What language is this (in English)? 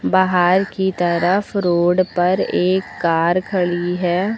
Hindi